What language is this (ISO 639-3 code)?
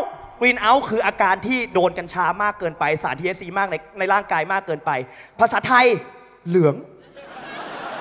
tha